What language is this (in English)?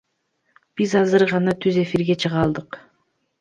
Kyrgyz